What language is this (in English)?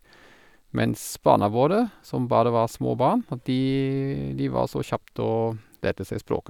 Norwegian